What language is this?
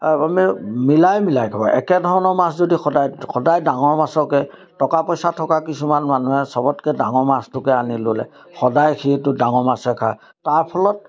Assamese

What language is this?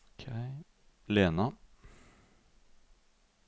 Norwegian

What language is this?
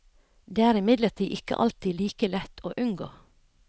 Norwegian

